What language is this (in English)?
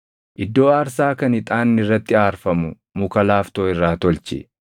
Oromo